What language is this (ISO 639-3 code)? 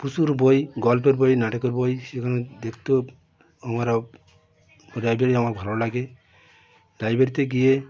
ben